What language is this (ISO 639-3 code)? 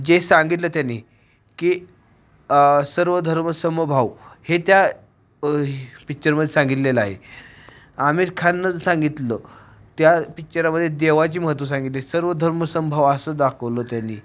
mar